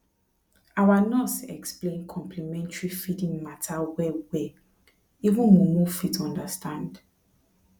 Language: Nigerian Pidgin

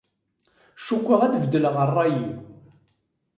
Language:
Kabyle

